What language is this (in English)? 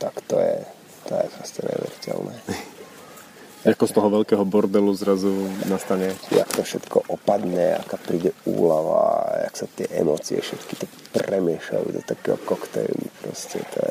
Slovak